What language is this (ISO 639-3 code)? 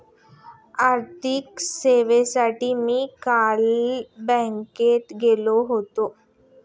mar